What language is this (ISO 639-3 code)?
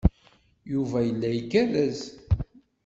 kab